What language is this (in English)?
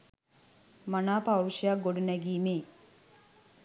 Sinhala